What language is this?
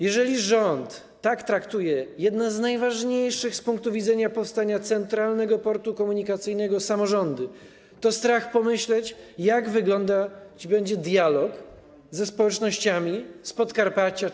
Polish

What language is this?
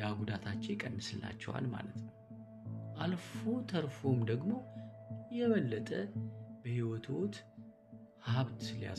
Amharic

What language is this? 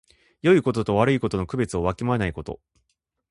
Japanese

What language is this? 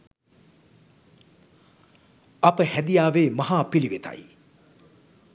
Sinhala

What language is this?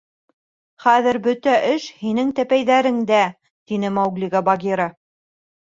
Bashkir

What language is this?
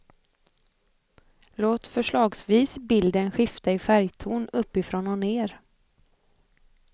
Swedish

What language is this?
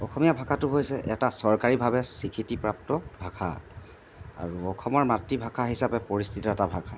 Assamese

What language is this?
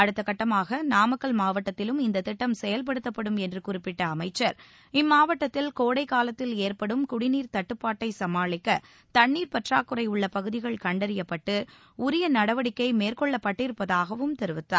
Tamil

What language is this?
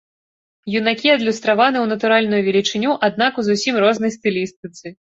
Belarusian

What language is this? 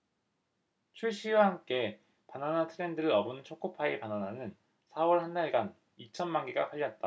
Korean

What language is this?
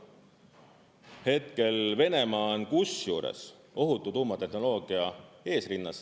Estonian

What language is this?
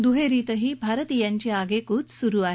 Marathi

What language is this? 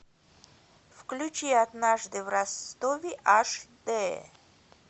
Russian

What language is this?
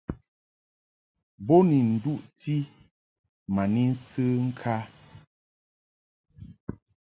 Mungaka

